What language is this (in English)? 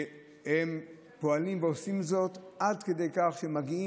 Hebrew